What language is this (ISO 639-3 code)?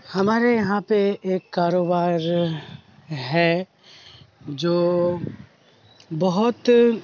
urd